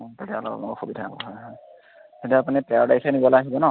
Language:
Assamese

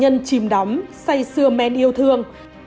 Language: Vietnamese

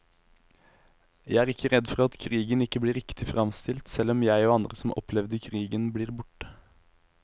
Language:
Norwegian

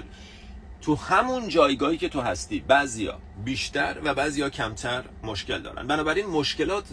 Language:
Persian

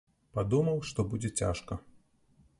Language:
Belarusian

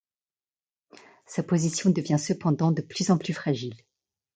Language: French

